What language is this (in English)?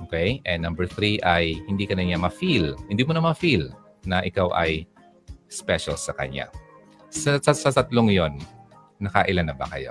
Filipino